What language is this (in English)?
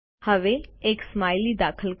Gujarati